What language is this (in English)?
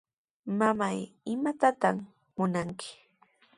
Sihuas Ancash Quechua